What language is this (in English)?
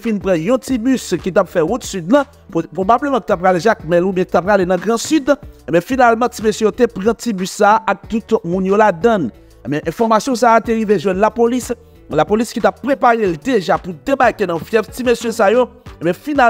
French